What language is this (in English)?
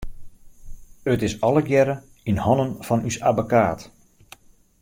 Western Frisian